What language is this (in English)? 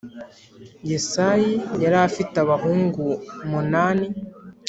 Kinyarwanda